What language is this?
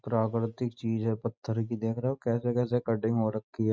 Hindi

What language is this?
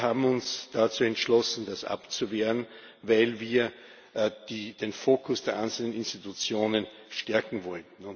German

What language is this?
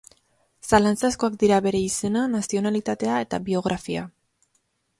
Basque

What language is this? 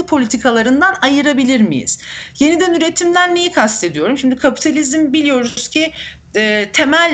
Turkish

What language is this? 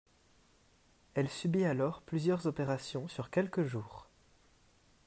French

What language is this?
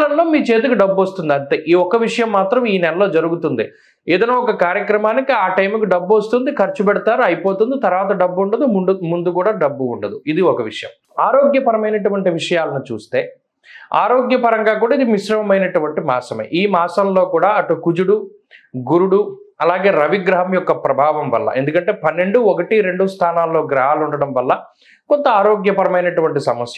Telugu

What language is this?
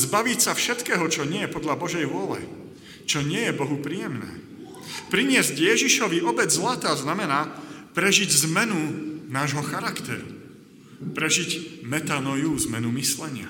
Slovak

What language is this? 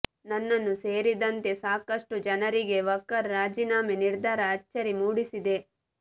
Kannada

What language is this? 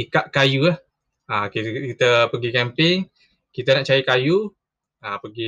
Malay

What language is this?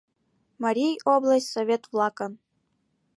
Mari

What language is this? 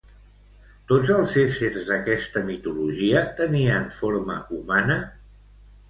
Catalan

